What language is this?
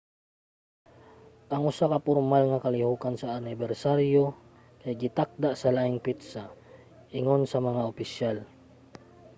Cebuano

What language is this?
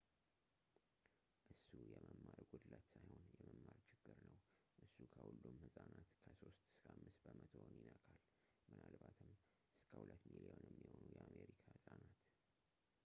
Amharic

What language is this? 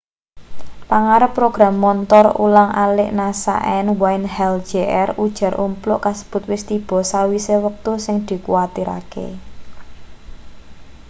Javanese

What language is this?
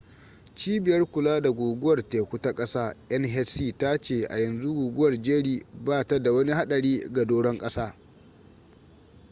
Hausa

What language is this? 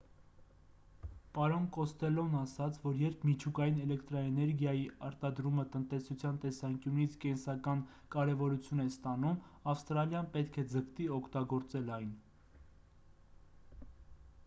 Armenian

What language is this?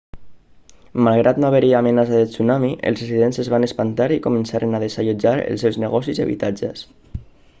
Catalan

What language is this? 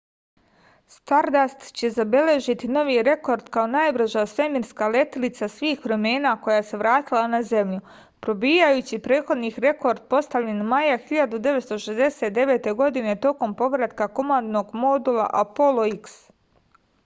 Serbian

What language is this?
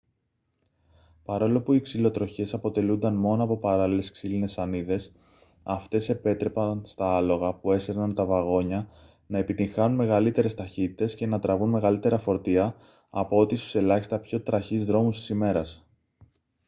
Greek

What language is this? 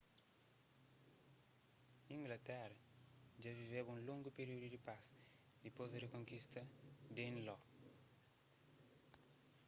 Kabuverdianu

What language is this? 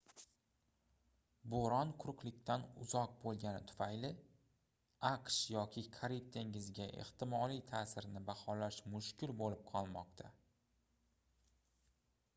Uzbek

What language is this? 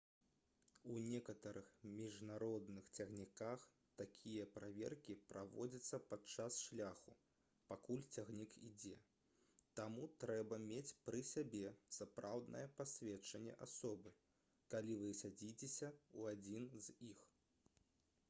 Belarusian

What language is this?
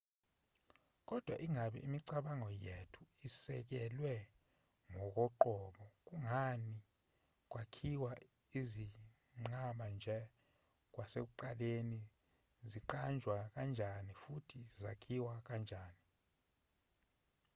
Zulu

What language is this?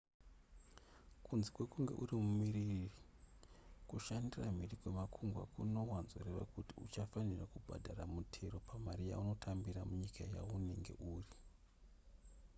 Shona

